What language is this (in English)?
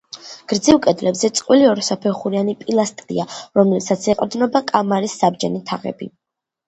Georgian